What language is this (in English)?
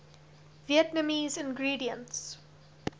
English